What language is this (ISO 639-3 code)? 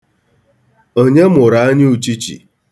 ibo